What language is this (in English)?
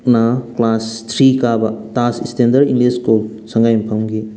Manipuri